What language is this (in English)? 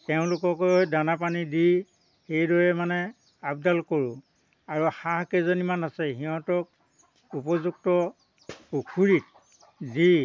Assamese